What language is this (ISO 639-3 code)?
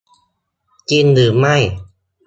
tha